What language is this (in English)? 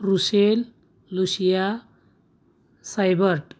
Marathi